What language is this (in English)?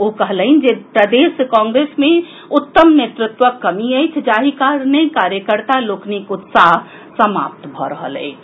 Maithili